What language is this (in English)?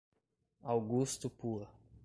Portuguese